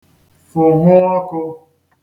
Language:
Igbo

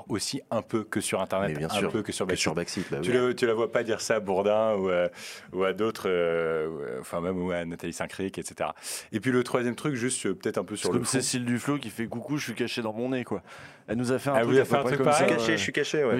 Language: French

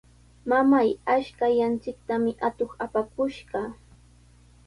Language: Sihuas Ancash Quechua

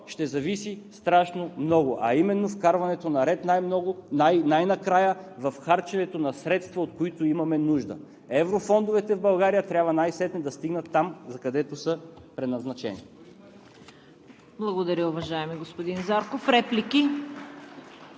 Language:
Bulgarian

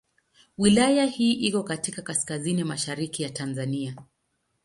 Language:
Swahili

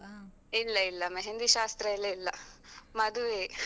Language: Kannada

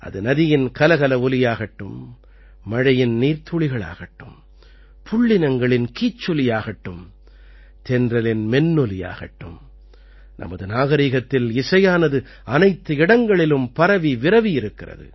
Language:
Tamil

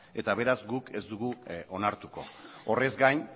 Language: Basque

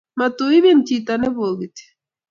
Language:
Kalenjin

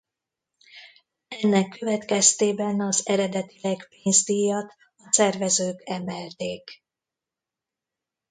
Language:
Hungarian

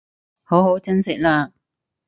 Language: Cantonese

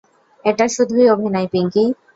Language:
Bangla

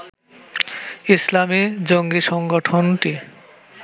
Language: Bangla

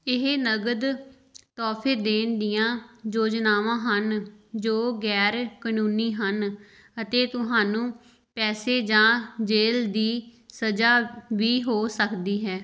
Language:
Punjabi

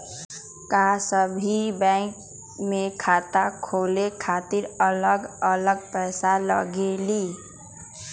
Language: Magahi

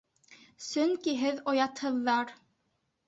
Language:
Bashkir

